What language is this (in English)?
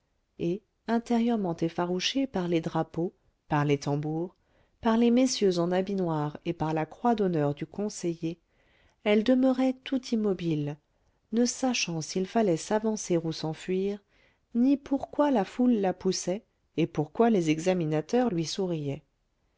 French